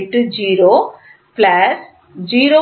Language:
Tamil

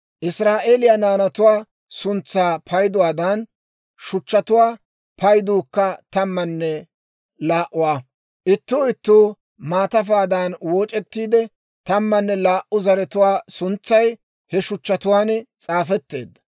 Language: Dawro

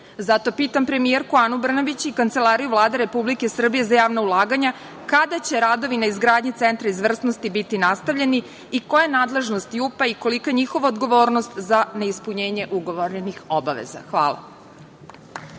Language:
Serbian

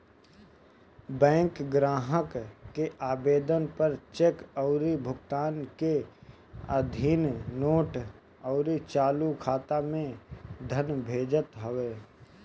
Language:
Bhojpuri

